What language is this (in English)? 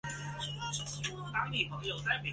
Chinese